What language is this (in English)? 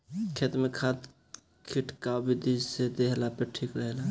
Bhojpuri